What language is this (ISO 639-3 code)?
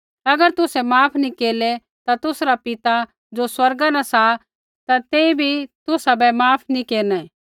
kfx